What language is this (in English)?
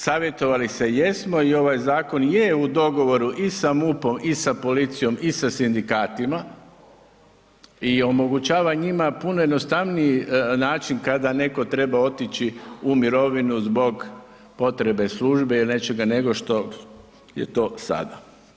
Croatian